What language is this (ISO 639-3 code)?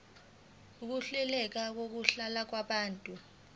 zul